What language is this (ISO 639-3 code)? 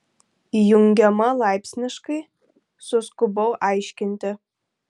lit